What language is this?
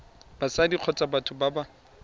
Tswana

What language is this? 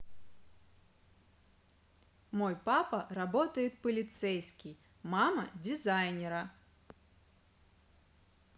Russian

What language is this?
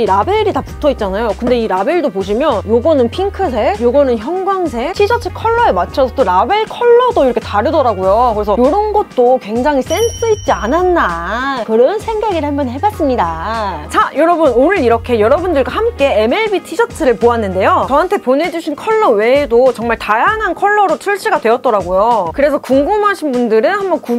Korean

